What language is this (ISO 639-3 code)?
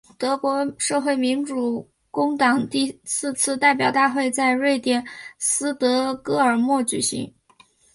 zho